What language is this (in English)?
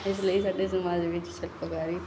Punjabi